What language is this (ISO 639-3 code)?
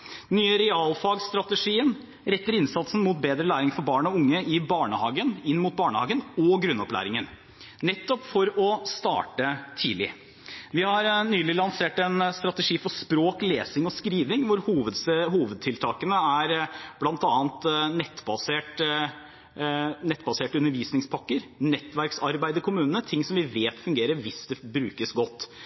nob